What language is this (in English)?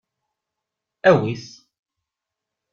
Kabyle